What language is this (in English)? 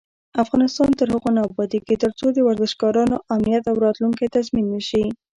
Pashto